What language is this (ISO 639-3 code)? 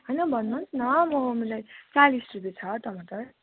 nep